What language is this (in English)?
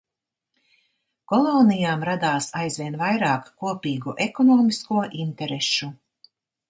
Latvian